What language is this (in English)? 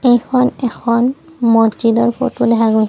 Assamese